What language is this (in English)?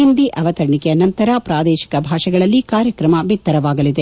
Kannada